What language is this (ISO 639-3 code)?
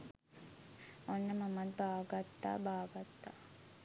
sin